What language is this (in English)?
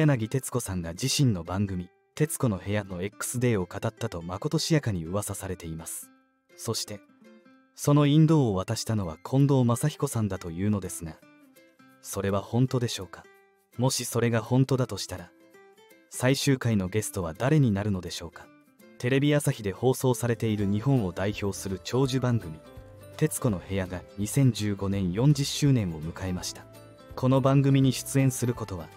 Japanese